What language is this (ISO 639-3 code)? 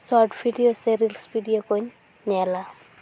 sat